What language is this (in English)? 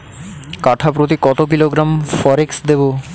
Bangla